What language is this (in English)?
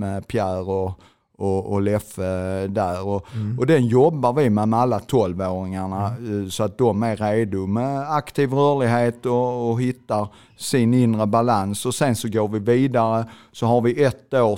Swedish